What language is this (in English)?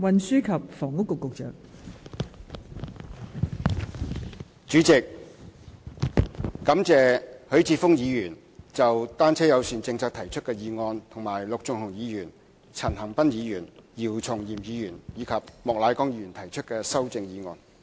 Cantonese